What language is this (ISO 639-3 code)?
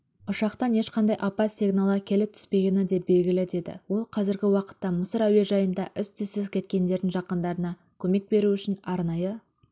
kaz